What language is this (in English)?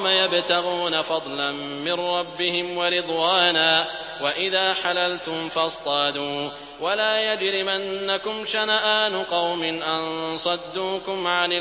Arabic